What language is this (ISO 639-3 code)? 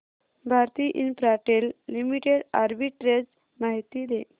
mar